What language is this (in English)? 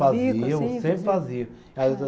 Portuguese